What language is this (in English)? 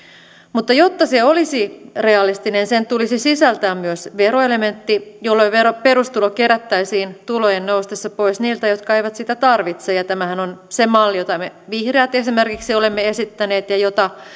Finnish